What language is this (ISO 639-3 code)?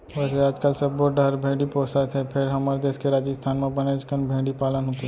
hne